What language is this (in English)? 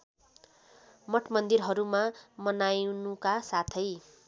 Nepali